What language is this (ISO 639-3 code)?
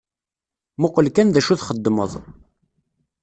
kab